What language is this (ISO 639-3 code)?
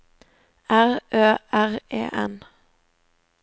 nor